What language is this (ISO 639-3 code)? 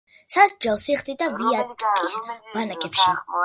kat